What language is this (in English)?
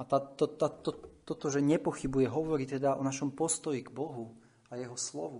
Slovak